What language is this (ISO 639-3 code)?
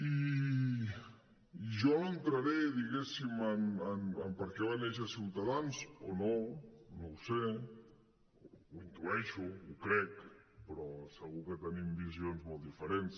cat